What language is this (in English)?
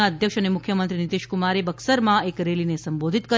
Gujarati